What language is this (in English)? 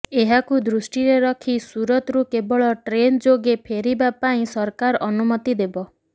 Odia